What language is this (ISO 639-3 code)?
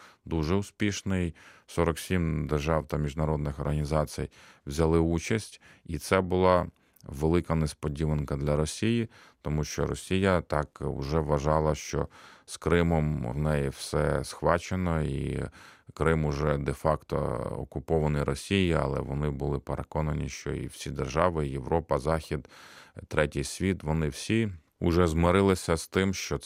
ukr